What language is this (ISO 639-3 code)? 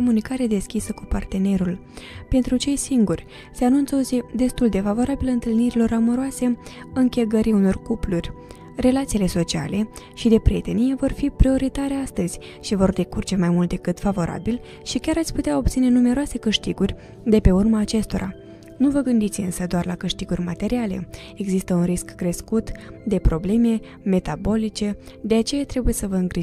ron